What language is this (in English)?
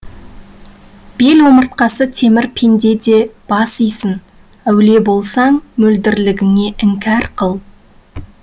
Kazakh